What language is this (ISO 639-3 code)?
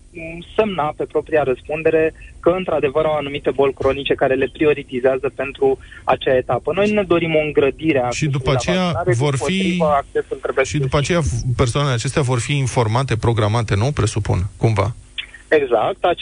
ron